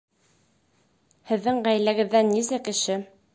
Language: Bashkir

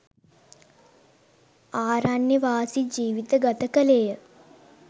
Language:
Sinhala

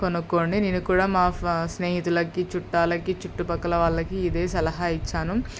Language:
Telugu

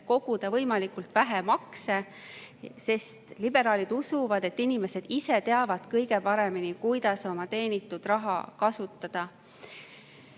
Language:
Estonian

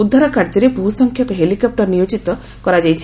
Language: Odia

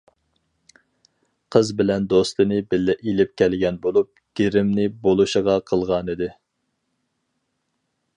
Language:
Uyghur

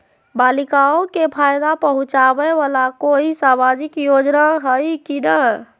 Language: Magahi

